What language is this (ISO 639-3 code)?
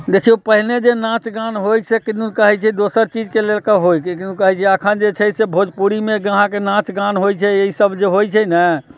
mai